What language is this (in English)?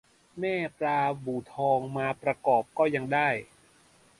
Thai